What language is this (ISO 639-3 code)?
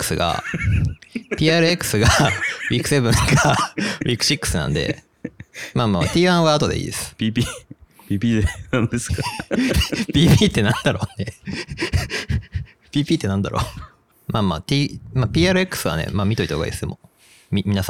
jpn